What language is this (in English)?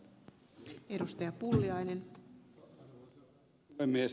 Finnish